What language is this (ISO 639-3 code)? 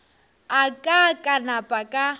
nso